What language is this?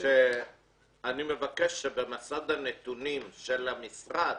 Hebrew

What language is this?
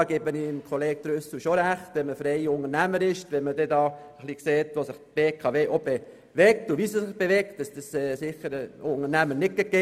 Swiss German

